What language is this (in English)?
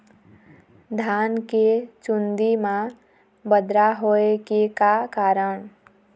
Chhattisgarhi